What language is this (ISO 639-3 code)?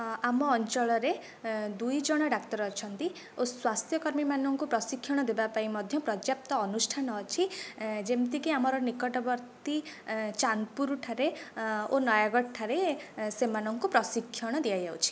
ori